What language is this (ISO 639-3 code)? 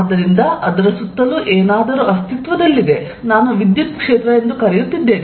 kan